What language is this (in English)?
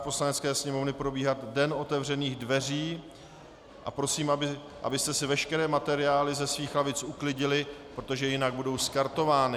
Czech